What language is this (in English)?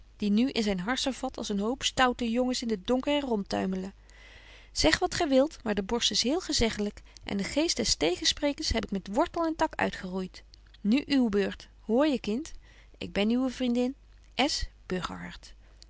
Dutch